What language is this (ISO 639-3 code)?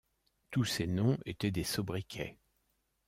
fra